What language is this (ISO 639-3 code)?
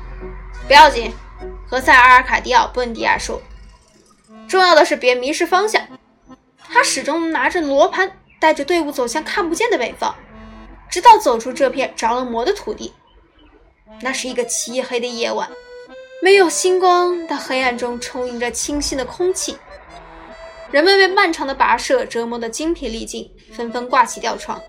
zho